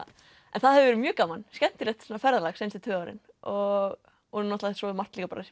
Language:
Icelandic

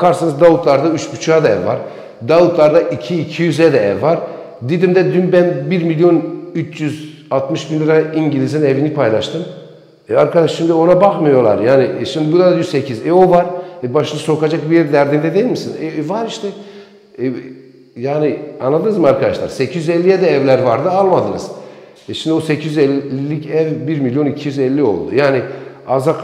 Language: Turkish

